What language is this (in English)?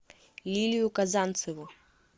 Russian